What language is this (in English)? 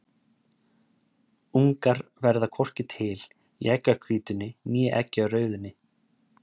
Icelandic